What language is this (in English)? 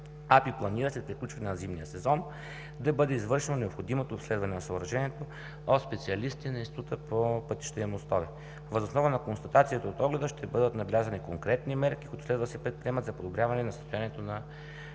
Bulgarian